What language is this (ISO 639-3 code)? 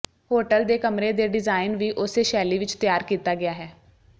pan